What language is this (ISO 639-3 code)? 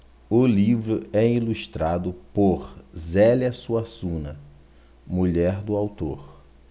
por